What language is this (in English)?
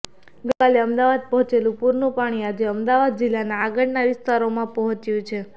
Gujarati